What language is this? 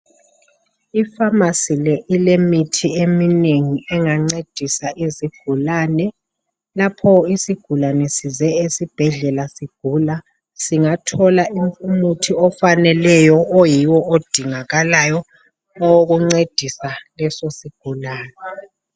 North Ndebele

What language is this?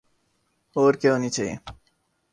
Urdu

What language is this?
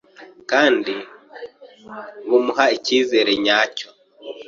Kinyarwanda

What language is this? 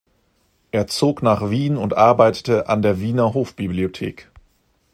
German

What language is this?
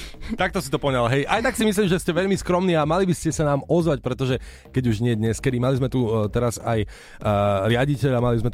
Slovak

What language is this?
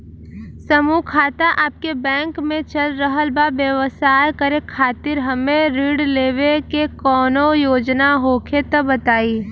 Bhojpuri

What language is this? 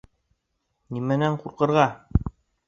Bashkir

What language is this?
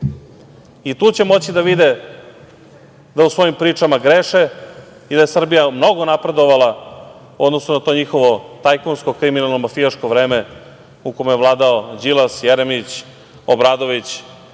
Serbian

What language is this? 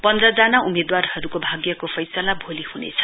Nepali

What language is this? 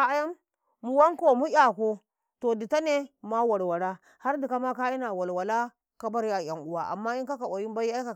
Karekare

